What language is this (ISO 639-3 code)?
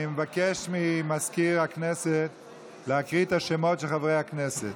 heb